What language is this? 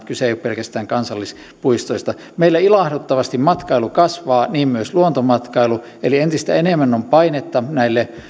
Finnish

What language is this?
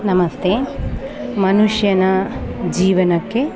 Kannada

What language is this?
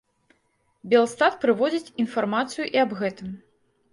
Belarusian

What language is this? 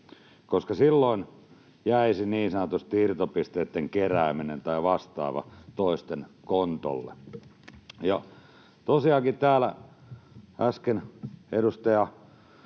Finnish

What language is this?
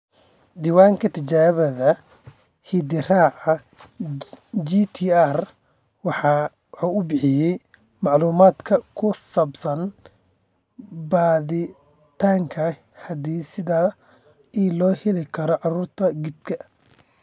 Somali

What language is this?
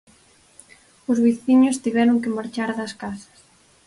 Galician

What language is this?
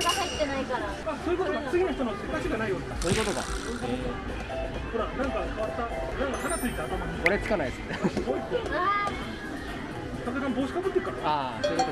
Japanese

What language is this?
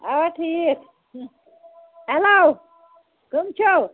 Kashmiri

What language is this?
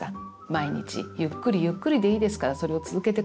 Japanese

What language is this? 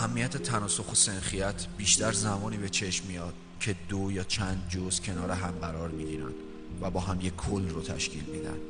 Persian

